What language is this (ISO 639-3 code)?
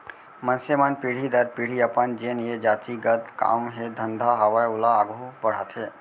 hne